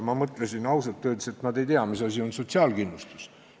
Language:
Estonian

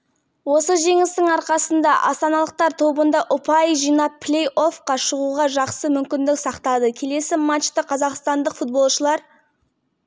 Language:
Kazakh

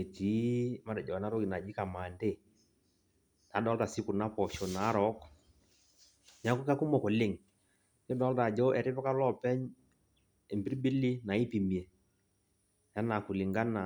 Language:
Masai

